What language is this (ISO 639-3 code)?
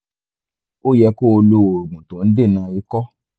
yor